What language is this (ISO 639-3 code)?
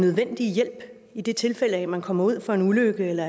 dan